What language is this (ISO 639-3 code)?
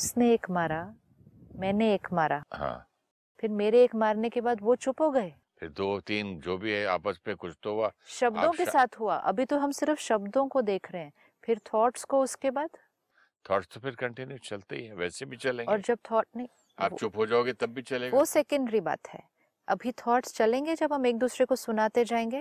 hin